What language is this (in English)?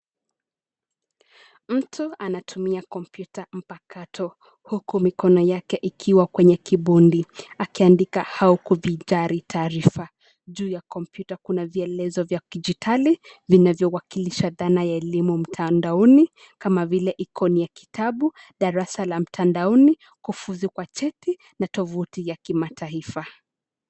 Swahili